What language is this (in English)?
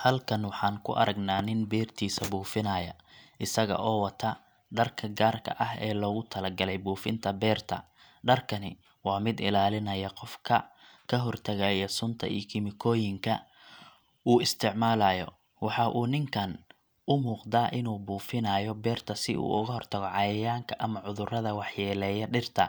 Somali